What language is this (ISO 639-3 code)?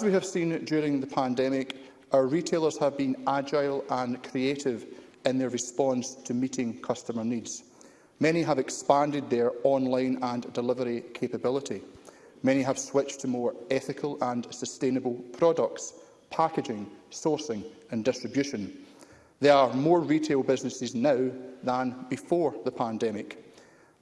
eng